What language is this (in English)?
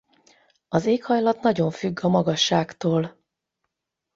Hungarian